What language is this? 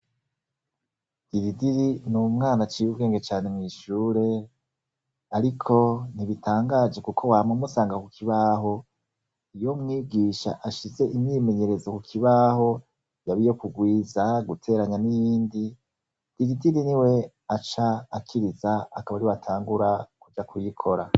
Rundi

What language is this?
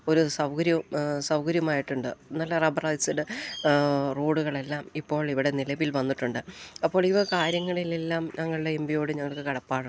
Malayalam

